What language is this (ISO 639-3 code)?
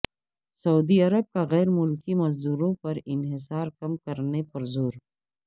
urd